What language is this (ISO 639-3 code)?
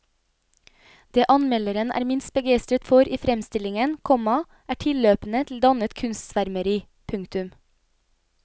nor